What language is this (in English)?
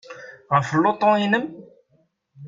Kabyle